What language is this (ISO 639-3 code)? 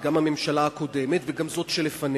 heb